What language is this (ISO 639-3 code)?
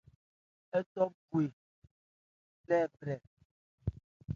ebr